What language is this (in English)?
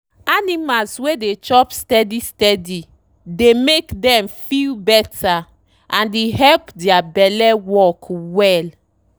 Nigerian Pidgin